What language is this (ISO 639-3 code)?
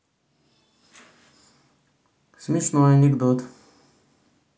rus